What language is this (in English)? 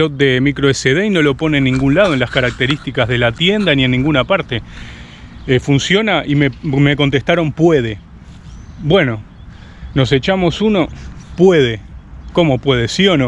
Spanish